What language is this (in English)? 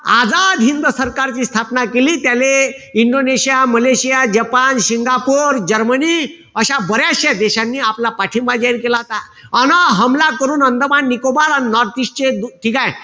Marathi